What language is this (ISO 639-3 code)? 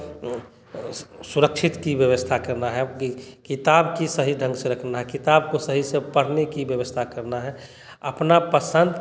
hin